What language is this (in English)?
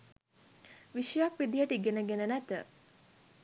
Sinhala